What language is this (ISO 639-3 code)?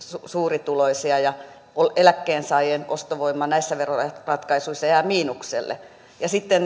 fin